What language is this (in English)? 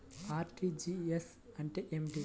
Telugu